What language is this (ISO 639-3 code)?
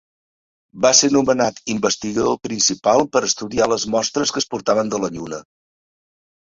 cat